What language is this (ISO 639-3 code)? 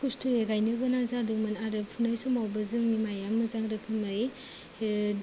brx